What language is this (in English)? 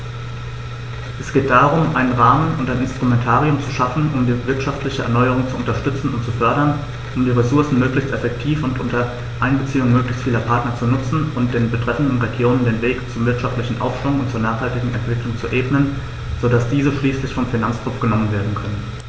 German